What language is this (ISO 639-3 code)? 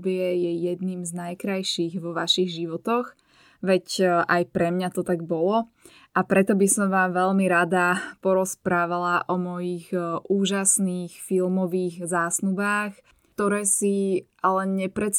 slk